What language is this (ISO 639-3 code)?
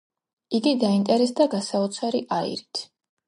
kat